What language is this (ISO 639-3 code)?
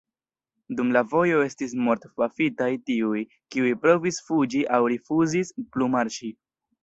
epo